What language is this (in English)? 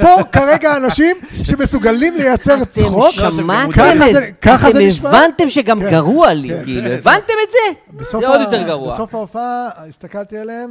Hebrew